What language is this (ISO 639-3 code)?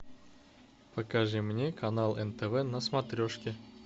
rus